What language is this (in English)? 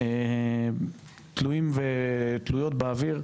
Hebrew